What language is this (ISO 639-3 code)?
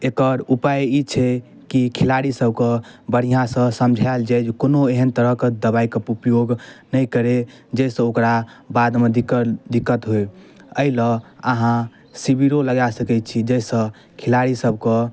mai